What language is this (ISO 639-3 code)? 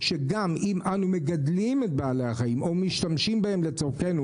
heb